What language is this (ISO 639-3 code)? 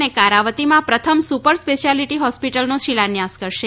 guj